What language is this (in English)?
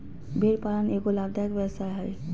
Magahi